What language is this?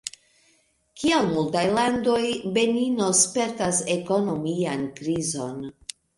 Esperanto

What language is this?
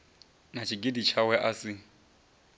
Venda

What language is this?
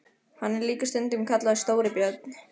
Icelandic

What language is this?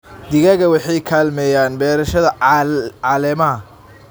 Somali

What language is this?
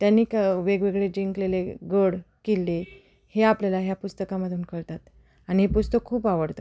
Marathi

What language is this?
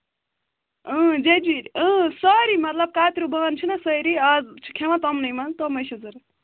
Kashmiri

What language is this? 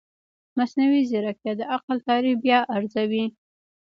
Pashto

